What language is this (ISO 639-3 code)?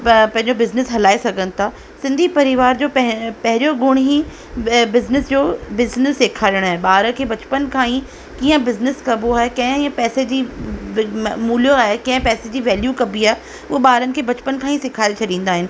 snd